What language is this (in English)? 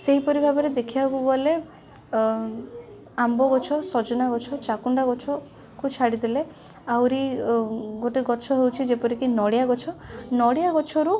Odia